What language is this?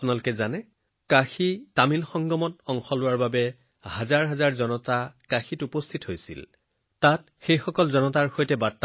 Assamese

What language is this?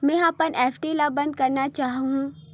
Chhattisgarhi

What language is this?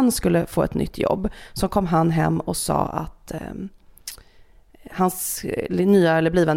Swedish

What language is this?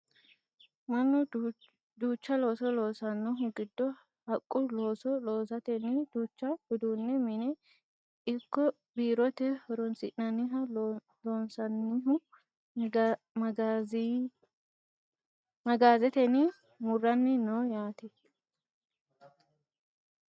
Sidamo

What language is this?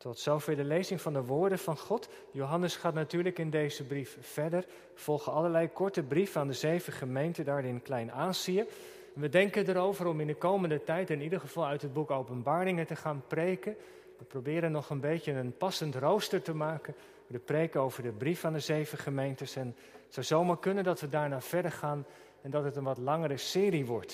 Dutch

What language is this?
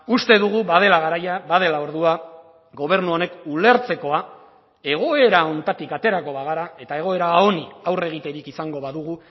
Basque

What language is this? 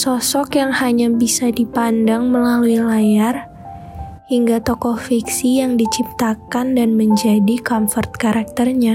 Indonesian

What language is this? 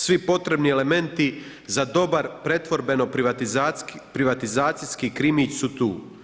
Croatian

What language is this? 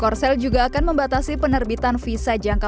Indonesian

